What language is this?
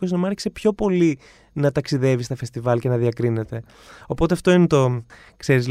Greek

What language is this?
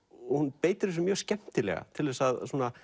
Icelandic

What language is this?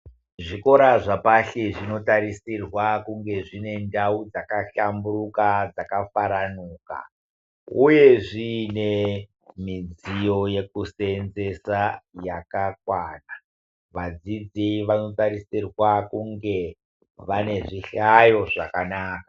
Ndau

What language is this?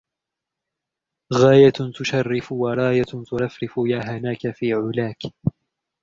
Arabic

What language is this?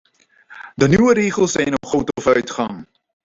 Dutch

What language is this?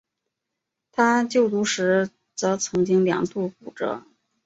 Chinese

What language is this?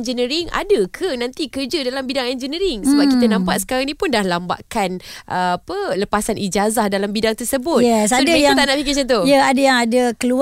Malay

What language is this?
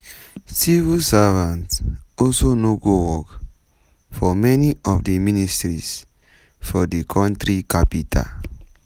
Nigerian Pidgin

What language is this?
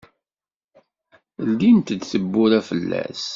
Kabyle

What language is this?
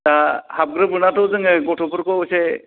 Bodo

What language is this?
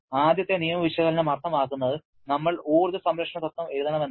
Malayalam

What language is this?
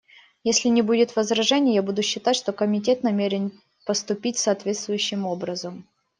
Russian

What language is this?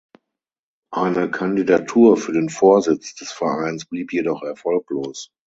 German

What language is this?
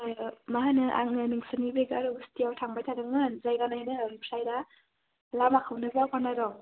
Bodo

